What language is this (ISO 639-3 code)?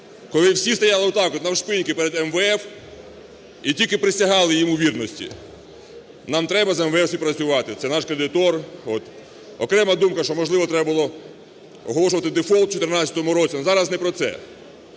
ukr